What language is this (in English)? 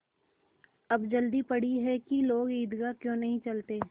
Hindi